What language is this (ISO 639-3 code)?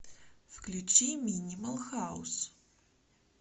rus